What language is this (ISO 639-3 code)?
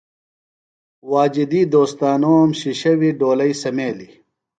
phl